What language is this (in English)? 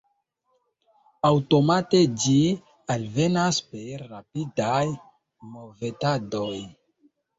Esperanto